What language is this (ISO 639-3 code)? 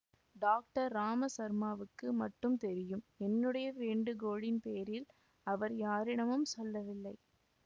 tam